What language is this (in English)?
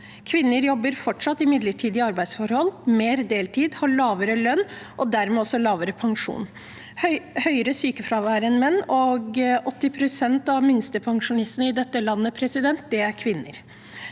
Norwegian